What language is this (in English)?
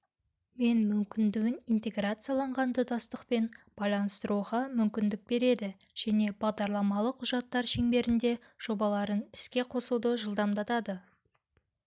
Kazakh